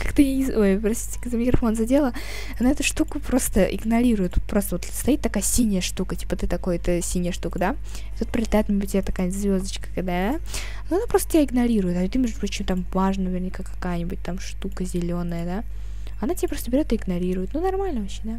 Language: Russian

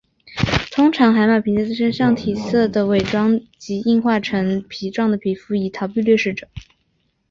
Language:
Chinese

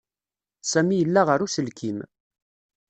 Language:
Kabyle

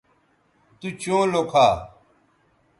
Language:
Bateri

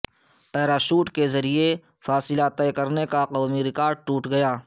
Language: Urdu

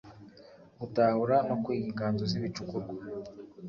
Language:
Kinyarwanda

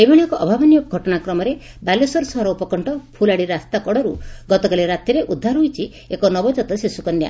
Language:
Odia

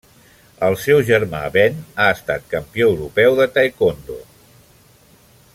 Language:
Catalan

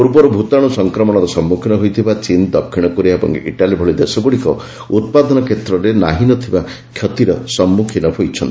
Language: Odia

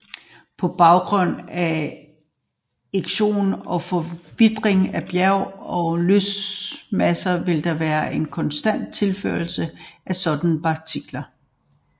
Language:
Danish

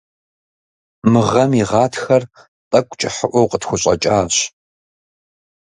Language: Kabardian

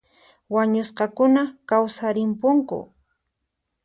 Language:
Puno Quechua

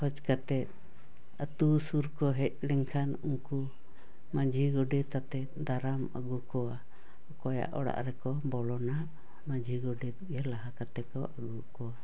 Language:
Santali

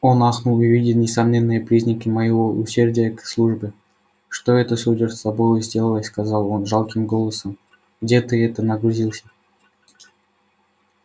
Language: Russian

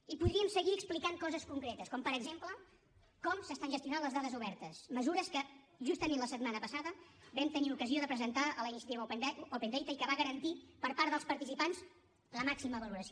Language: Catalan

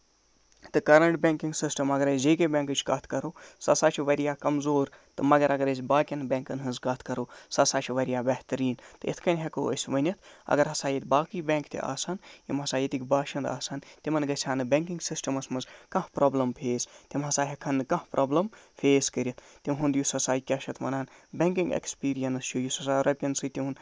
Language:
Kashmiri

